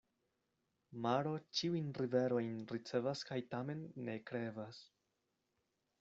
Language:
Esperanto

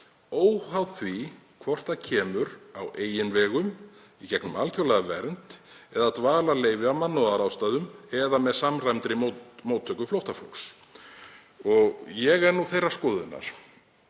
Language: Icelandic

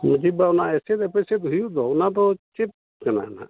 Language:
Santali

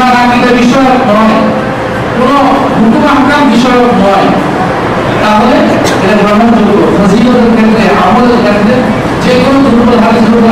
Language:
Indonesian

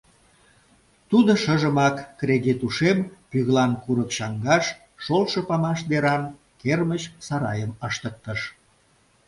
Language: Mari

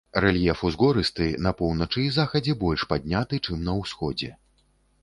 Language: Belarusian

